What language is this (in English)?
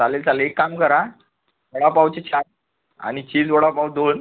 Marathi